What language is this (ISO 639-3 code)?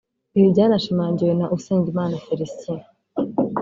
kin